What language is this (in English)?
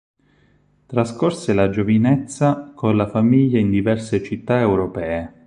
Italian